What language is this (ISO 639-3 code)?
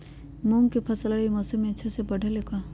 mag